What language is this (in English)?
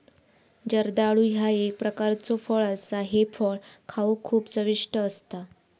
Marathi